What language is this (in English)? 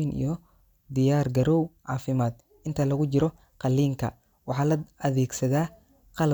Somali